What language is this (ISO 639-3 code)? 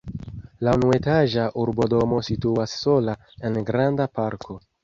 epo